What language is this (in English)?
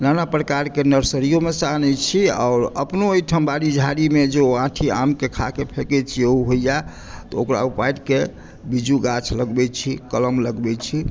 Maithili